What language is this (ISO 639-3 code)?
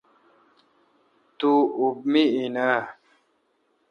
xka